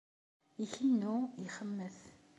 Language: Kabyle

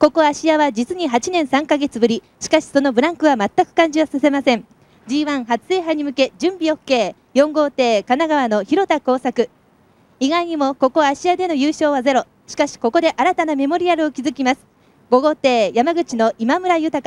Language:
Japanese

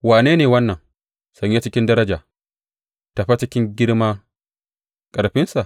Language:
Hausa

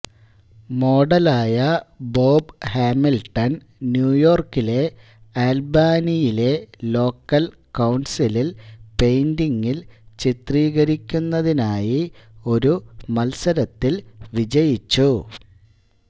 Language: Malayalam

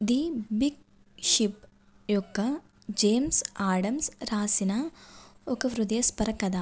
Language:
Telugu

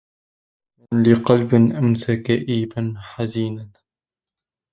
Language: Arabic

